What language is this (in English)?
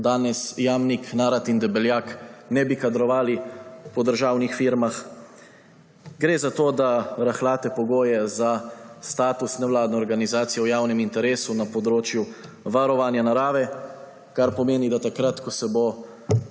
Slovenian